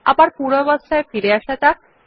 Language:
Bangla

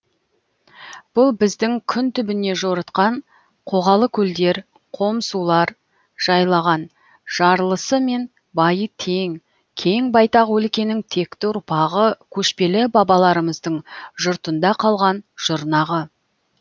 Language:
Kazakh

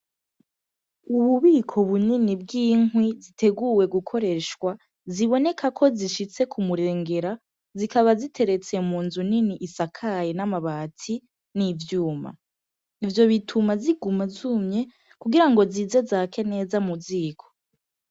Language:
Rundi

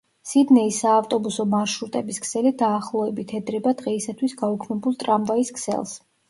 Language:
Georgian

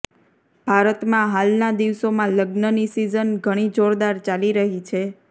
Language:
Gujarati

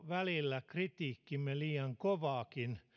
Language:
Finnish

